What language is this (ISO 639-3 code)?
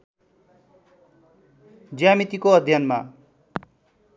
nep